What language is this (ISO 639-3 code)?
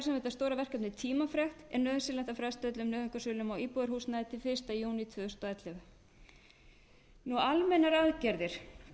isl